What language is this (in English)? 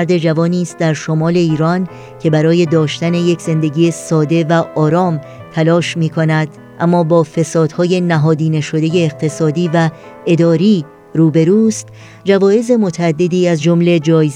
Persian